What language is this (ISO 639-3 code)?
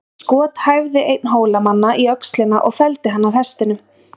isl